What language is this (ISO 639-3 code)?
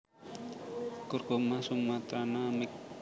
jav